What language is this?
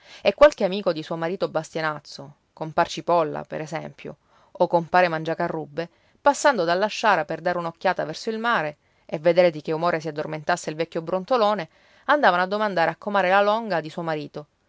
Italian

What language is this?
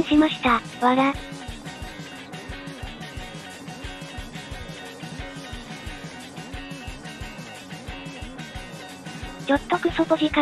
Japanese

